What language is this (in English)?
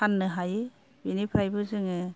Bodo